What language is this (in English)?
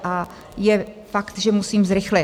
Czech